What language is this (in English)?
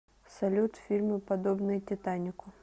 Russian